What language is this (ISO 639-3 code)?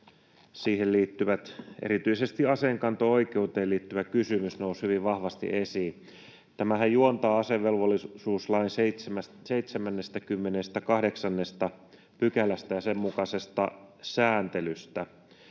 fin